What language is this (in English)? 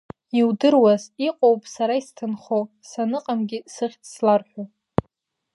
Abkhazian